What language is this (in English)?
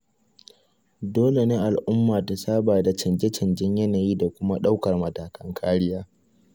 Hausa